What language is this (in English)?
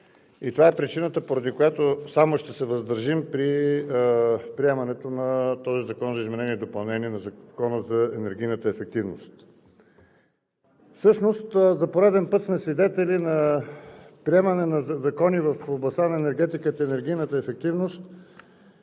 Bulgarian